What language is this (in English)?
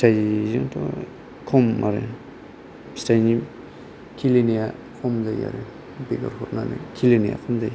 Bodo